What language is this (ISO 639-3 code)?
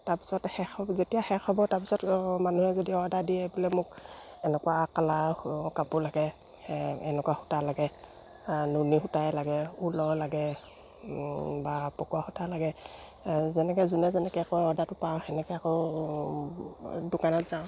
asm